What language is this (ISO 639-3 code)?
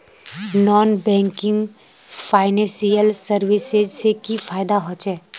mag